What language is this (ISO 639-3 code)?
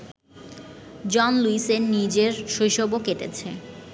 ben